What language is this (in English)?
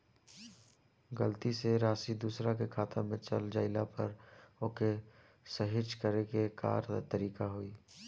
Bhojpuri